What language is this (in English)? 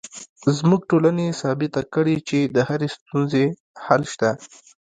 Pashto